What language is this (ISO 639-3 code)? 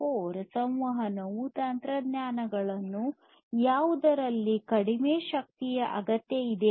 kan